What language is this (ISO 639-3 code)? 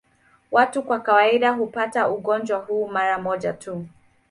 swa